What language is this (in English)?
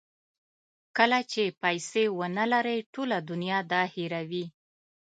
Pashto